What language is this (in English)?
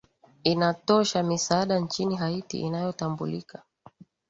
Swahili